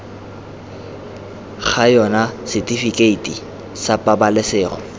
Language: Tswana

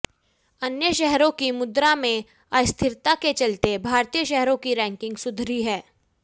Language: Hindi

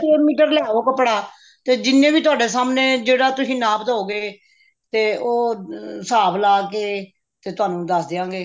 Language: Punjabi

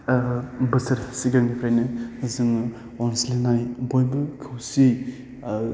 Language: Bodo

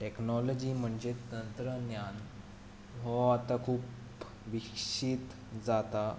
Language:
Konkani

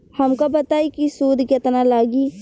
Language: Bhojpuri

